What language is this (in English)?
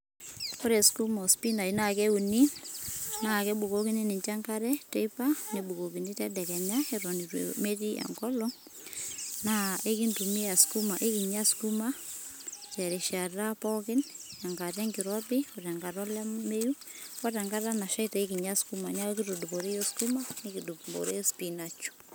Masai